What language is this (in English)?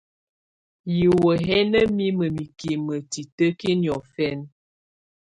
Tunen